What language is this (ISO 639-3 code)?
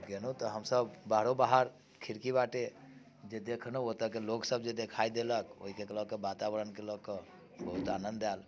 mai